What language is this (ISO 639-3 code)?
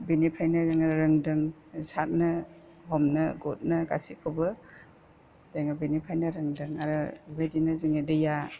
brx